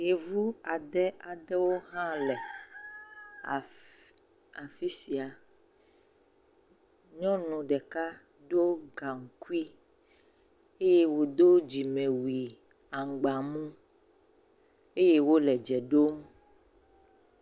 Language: Ewe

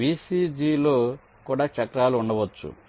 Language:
Telugu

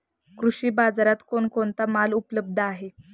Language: Marathi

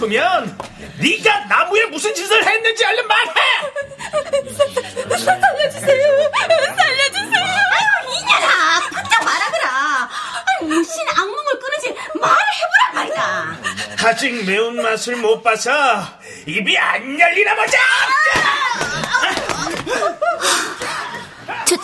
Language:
Korean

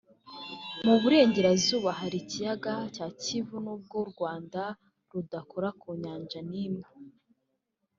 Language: Kinyarwanda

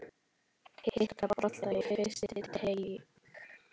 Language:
Icelandic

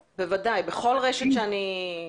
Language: Hebrew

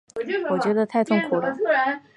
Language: Chinese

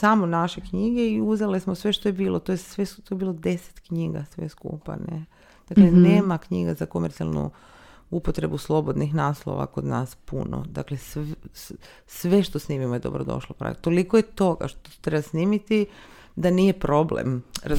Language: Croatian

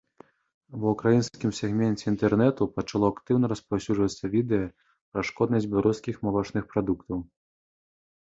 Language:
Belarusian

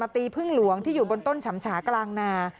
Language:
Thai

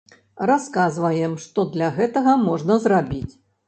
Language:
Belarusian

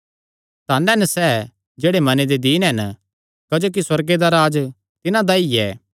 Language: Kangri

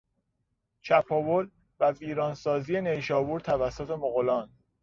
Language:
Persian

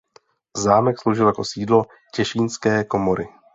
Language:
Czech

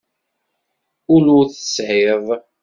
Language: Kabyle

